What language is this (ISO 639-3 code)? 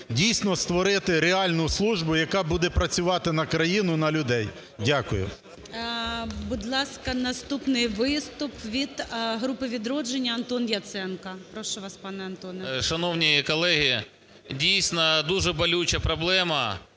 ukr